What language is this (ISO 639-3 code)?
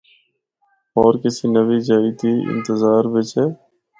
hno